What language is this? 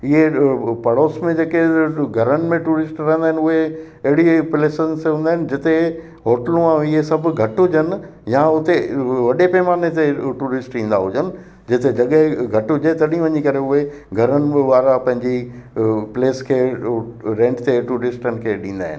Sindhi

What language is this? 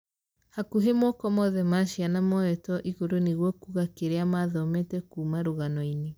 Kikuyu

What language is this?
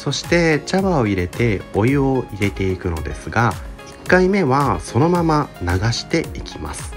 Japanese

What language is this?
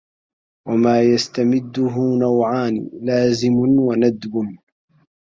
Arabic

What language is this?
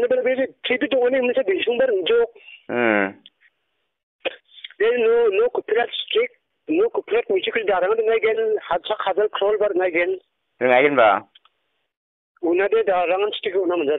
Vietnamese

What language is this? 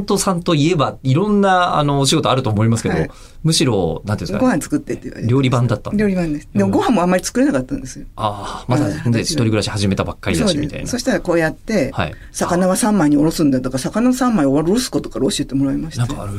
Japanese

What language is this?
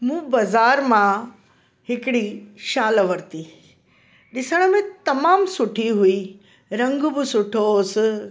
Sindhi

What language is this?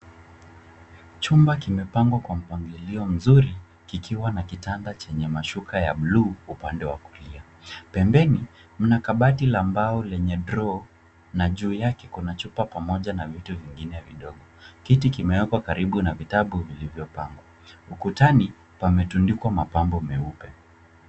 Swahili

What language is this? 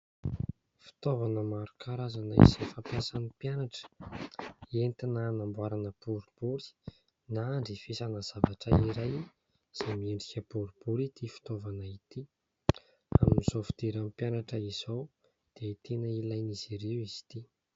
Malagasy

